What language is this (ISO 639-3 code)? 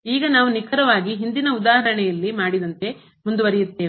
kan